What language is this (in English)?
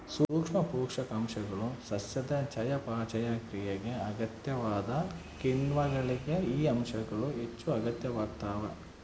Kannada